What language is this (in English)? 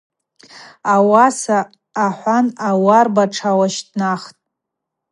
Abaza